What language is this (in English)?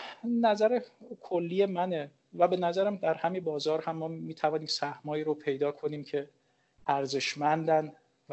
Persian